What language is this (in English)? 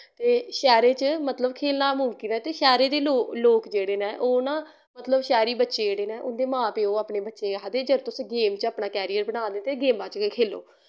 Dogri